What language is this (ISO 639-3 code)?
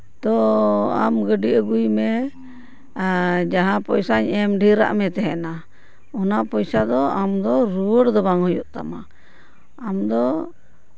sat